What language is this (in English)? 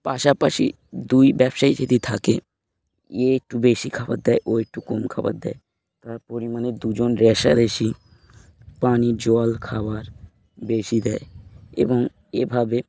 Bangla